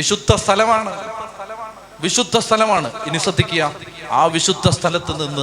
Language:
Malayalam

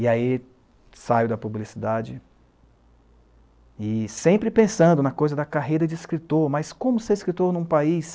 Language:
Portuguese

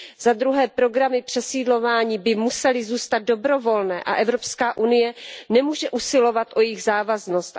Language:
Czech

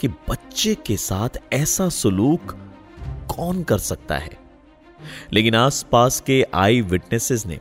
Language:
Hindi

